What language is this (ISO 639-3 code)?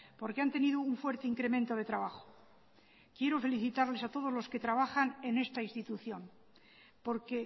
spa